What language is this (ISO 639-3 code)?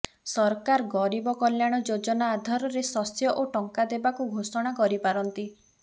ori